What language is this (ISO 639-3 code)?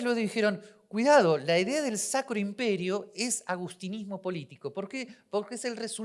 spa